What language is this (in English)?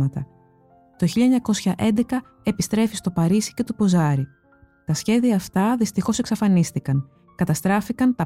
Greek